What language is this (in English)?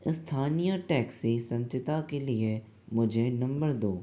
Hindi